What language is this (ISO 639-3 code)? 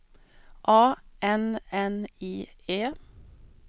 swe